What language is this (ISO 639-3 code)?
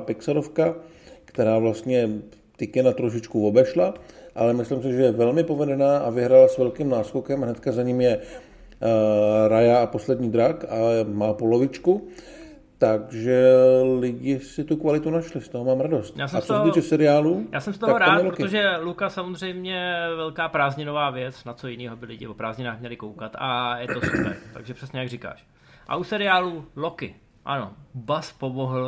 ces